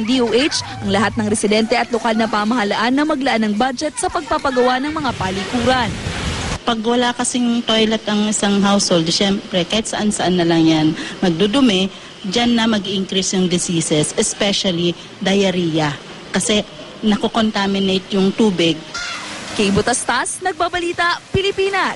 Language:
Filipino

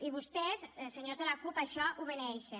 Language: Catalan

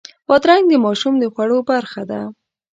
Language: Pashto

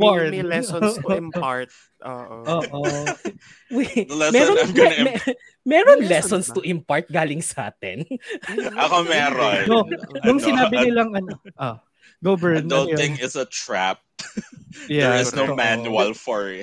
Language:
Filipino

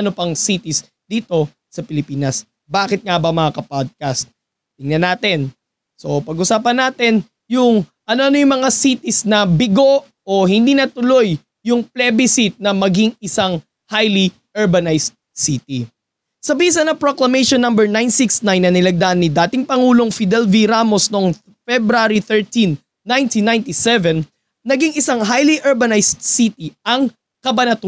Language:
Filipino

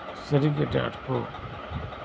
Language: Santali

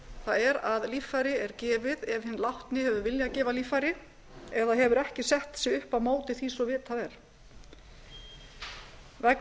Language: Icelandic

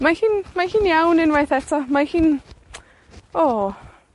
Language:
Welsh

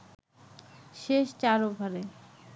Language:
Bangla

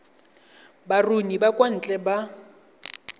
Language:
Tswana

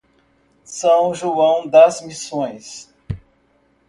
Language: Portuguese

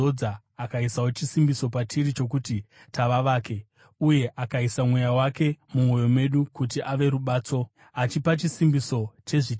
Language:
Shona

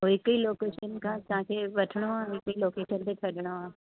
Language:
Sindhi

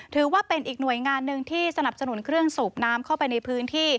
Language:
Thai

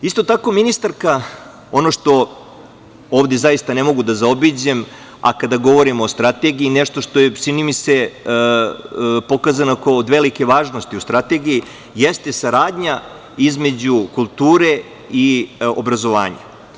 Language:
Serbian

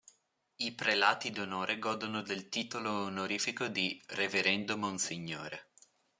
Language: Italian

